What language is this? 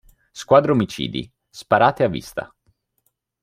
Italian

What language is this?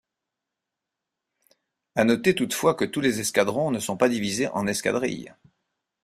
French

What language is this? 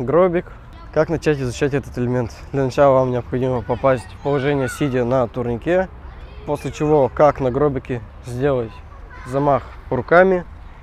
Russian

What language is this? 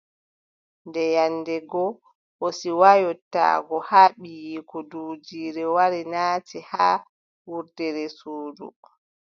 Adamawa Fulfulde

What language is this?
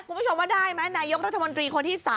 Thai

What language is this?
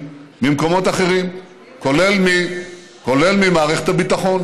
Hebrew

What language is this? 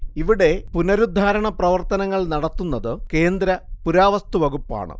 Malayalam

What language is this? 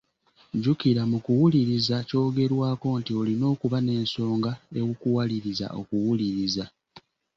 Ganda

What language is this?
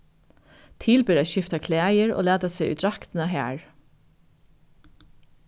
Faroese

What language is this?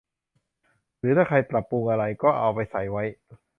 Thai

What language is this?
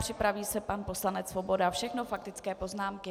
Czech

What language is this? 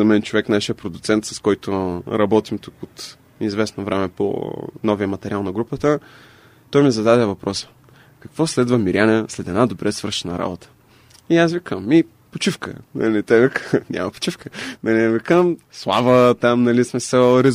Bulgarian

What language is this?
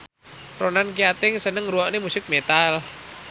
Javanese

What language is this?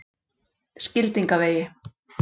Icelandic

